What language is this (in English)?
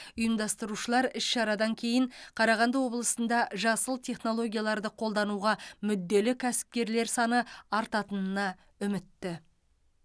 Kazakh